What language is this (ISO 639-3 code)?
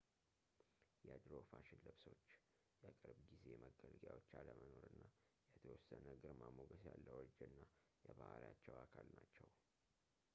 amh